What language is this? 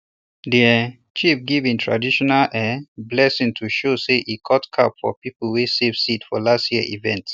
Nigerian Pidgin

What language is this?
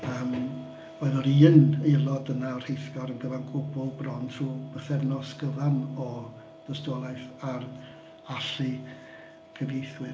Welsh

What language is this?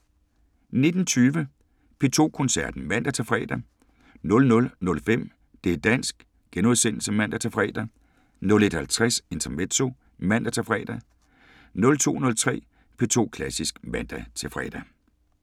Danish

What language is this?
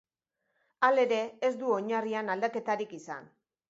Basque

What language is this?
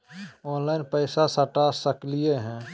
Magahi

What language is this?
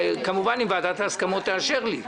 Hebrew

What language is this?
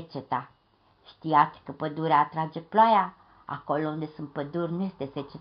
Romanian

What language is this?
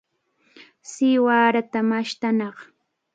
Cajatambo North Lima Quechua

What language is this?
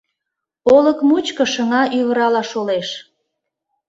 Mari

